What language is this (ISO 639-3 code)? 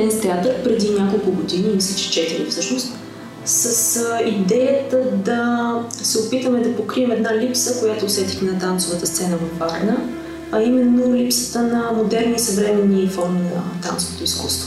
bul